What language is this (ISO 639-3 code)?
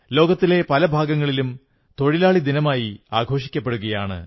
mal